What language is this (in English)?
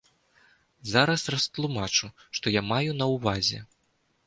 Belarusian